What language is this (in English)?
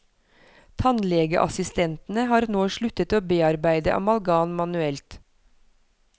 Norwegian